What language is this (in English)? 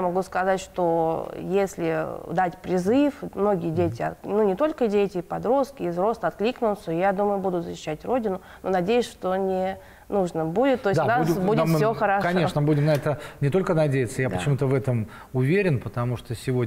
Russian